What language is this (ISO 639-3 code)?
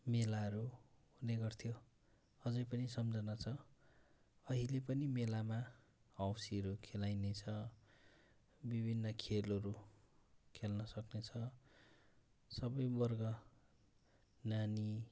nep